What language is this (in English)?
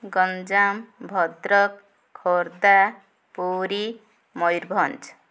Odia